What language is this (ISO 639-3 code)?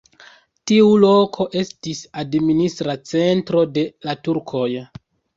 epo